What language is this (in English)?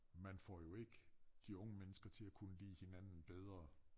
Danish